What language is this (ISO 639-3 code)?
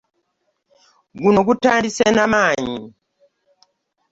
lug